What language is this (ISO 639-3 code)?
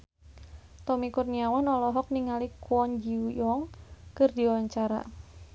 sun